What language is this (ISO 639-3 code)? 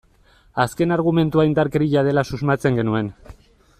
eus